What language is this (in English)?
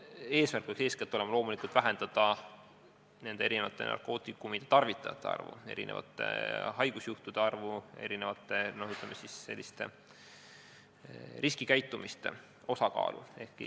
Estonian